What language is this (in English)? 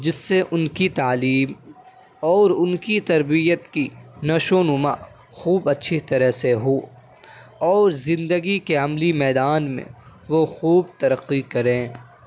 Urdu